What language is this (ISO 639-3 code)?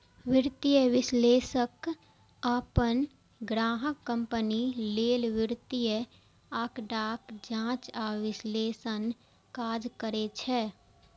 mai